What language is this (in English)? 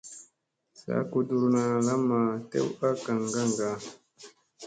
Musey